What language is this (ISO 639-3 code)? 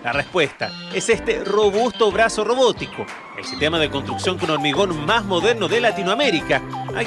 spa